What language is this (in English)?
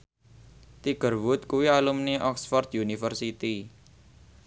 Javanese